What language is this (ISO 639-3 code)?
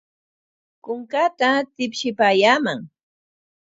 qwa